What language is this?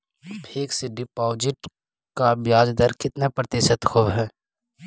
Magahi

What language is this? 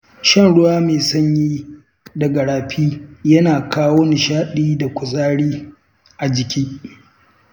Hausa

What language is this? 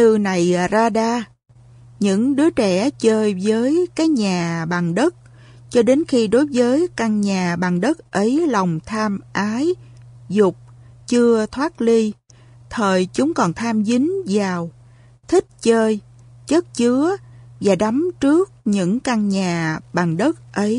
Vietnamese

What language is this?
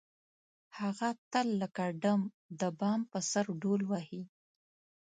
Pashto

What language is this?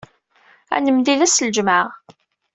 Kabyle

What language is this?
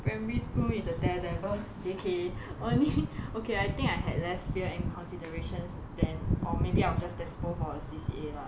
English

